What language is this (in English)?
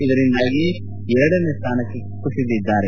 Kannada